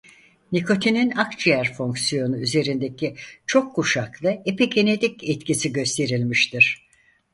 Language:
Turkish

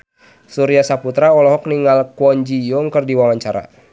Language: Sundanese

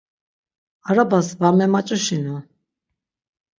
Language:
Laz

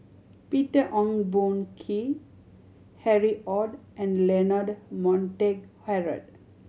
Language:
English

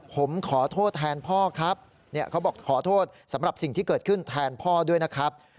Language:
Thai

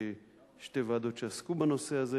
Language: Hebrew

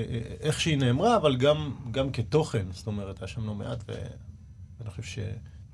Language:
Hebrew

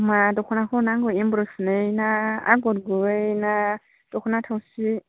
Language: Bodo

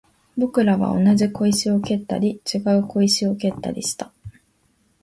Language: Japanese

